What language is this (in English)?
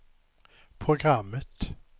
Swedish